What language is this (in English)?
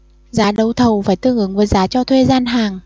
Vietnamese